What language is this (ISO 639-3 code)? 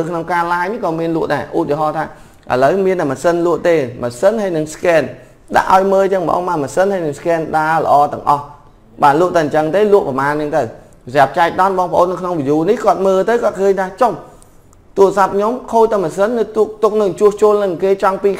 vie